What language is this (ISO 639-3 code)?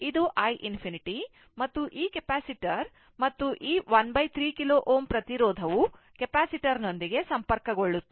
kan